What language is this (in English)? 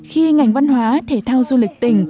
Vietnamese